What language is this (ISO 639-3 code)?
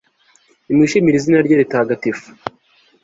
kin